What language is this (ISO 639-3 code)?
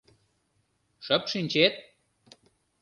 chm